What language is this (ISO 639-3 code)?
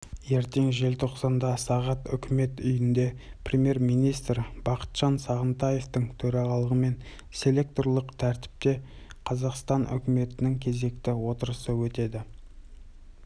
kaz